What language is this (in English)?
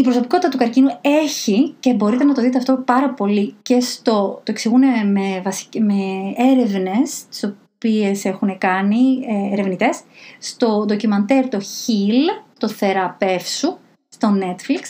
Greek